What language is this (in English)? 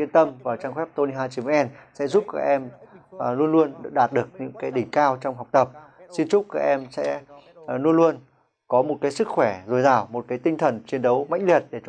Vietnamese